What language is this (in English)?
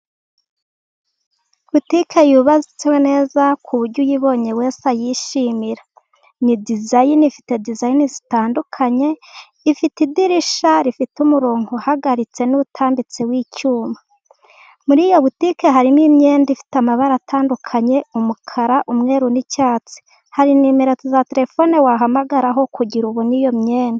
Kinyarwanda